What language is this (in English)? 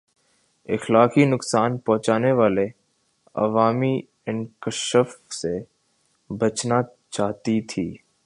Urdu